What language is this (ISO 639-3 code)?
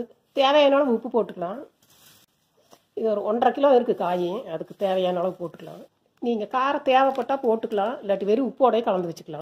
hin